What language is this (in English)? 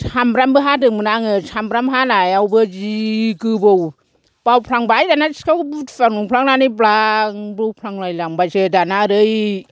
Bodo